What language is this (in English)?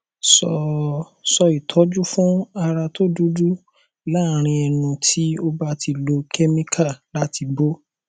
Yoruba